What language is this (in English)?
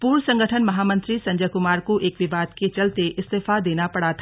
Hindi